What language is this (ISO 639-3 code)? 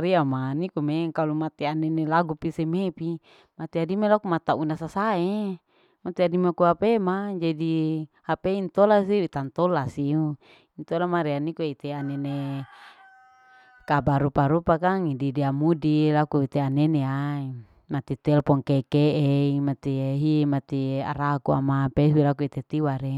alo